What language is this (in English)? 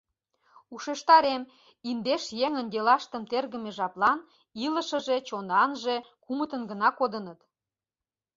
Mari